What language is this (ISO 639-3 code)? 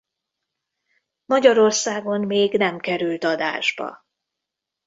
hun